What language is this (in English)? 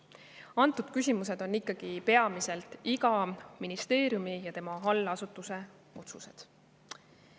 Estonian